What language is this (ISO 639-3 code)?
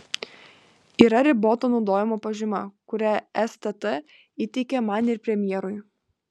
lit